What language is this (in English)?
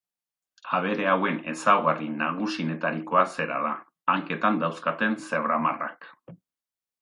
Basque